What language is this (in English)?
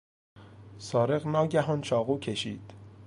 Persian